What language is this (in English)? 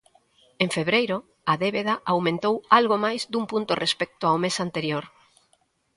Galician